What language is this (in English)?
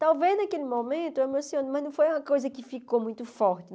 Portuguese